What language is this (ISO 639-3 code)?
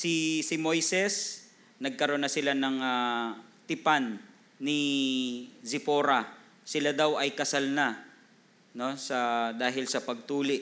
fil